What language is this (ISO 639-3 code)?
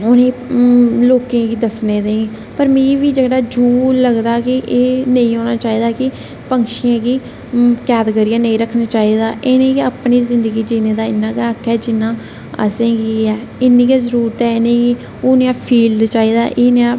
doi